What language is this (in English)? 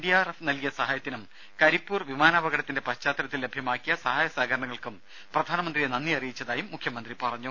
Malayalam